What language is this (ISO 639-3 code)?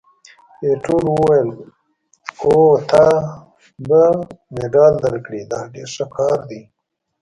pus